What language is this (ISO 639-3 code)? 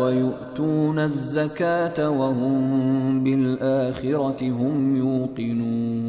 fas